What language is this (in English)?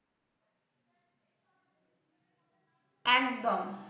Bangla